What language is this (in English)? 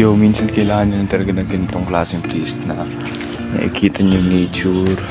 Filipino